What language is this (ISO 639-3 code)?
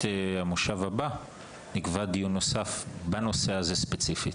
heb